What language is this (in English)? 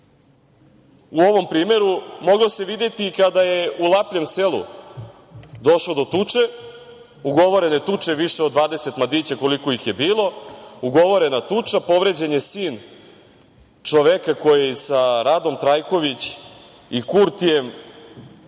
Serbian